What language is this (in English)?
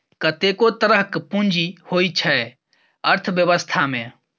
Maithili